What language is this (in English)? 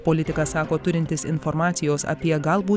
Lithuanian